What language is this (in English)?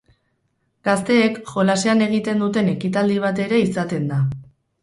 Basque